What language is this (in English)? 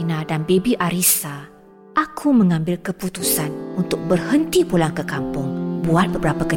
Malay